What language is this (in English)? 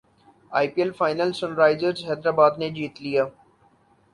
Urdu